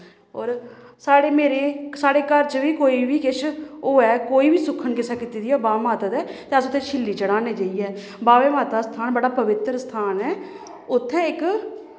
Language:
Dogri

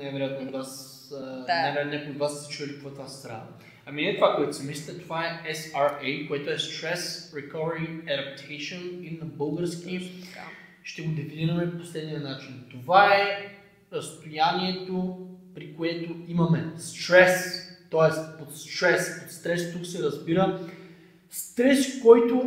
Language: Bulgarian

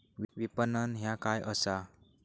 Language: Marathi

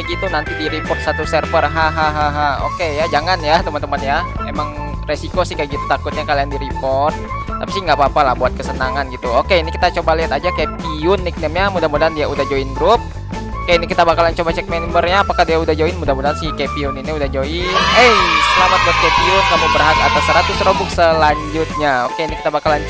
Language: Indonesian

